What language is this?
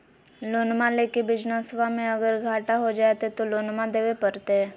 Magahi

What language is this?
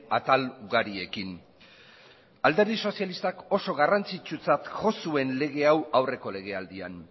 Basque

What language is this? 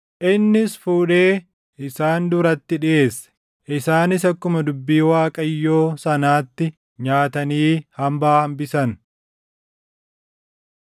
Oromo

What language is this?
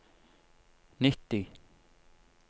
Norwegian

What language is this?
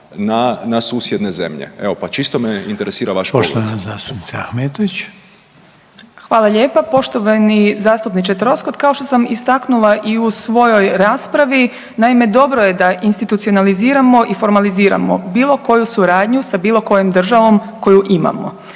Croatian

